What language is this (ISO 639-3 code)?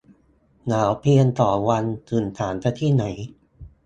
tha